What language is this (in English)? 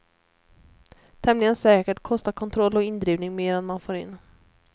Swedish